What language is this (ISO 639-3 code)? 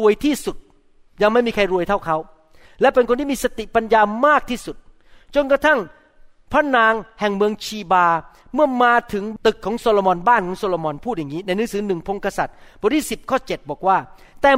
tha